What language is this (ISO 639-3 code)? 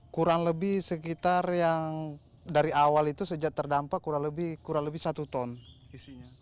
ind